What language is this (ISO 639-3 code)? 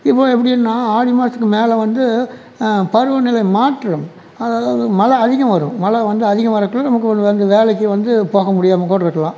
tam